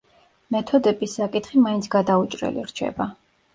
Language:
Georgian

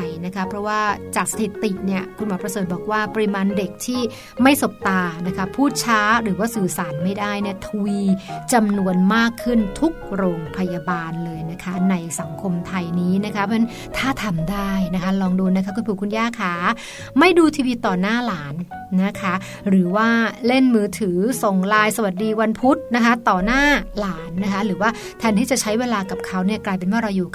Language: Thai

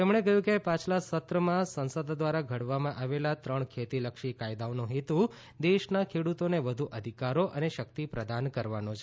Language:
Gujarati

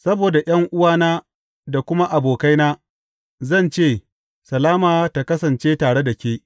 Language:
Hausa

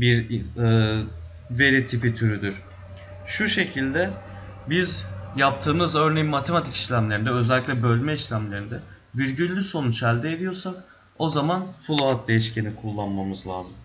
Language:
Turkish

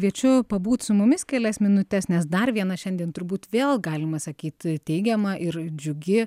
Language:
Lithuanian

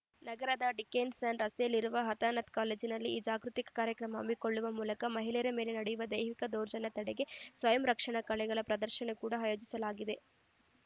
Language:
Kannada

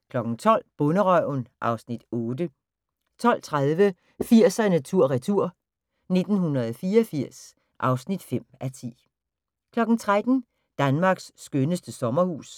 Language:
Danish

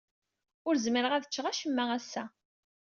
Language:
Kabyle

